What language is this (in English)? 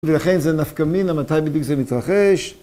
Hebrew